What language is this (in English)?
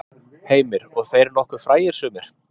Icelandic